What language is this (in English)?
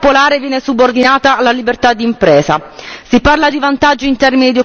Italian